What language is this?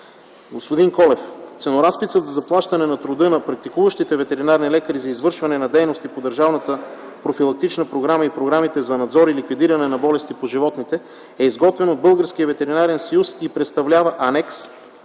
Bulgarian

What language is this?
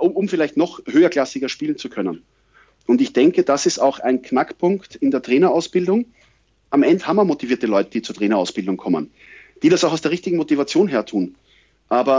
German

